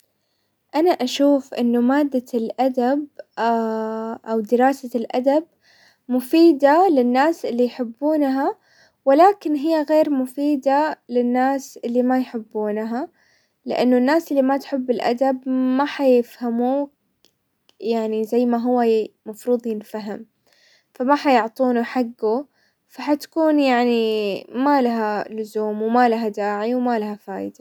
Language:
Hijazi Arabic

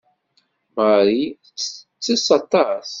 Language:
Kabyle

